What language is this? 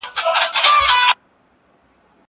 Pashto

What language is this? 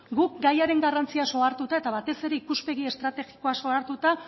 Basque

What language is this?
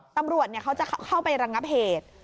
Thai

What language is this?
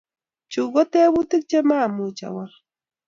Kalenjin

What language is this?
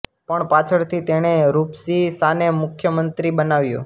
Gujarati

